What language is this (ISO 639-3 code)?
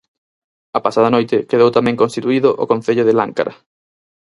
glg